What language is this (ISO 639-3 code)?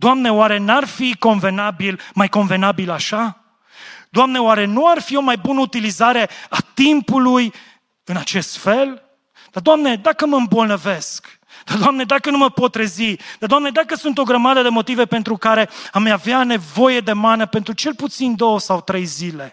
ron